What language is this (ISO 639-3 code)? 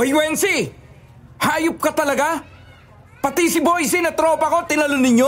fil